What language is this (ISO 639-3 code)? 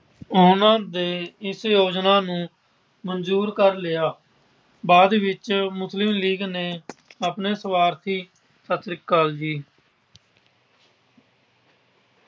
pan